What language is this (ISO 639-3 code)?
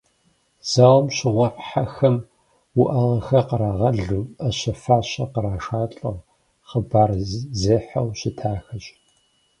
kbd